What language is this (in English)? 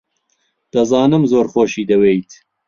Central Kurdish